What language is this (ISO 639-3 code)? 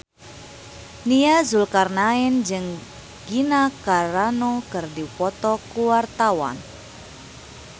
sun